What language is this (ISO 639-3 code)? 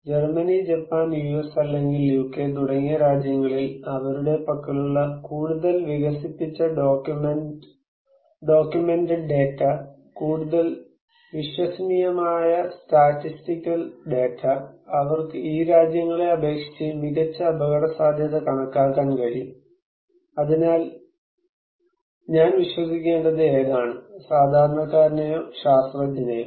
mal